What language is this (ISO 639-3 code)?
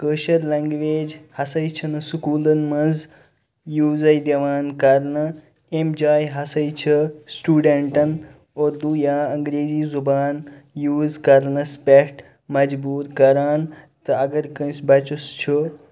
kas